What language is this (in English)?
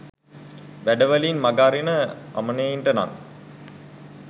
Sinhala